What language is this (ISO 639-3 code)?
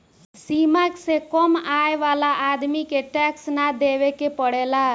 bho